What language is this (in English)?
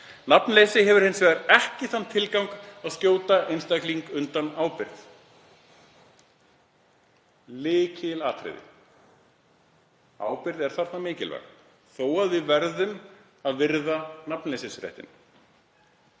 Icelandic